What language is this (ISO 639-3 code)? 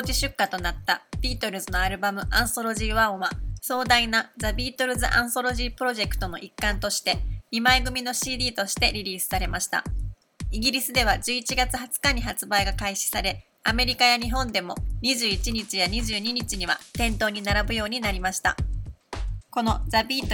jpn